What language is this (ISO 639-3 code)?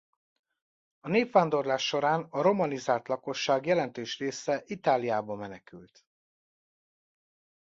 hun